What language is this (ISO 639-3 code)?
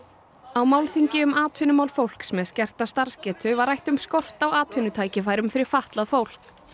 isl